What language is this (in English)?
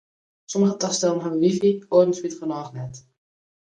Western Frisian